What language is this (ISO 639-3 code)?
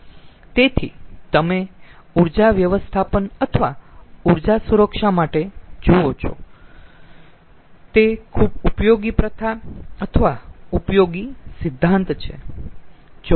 guj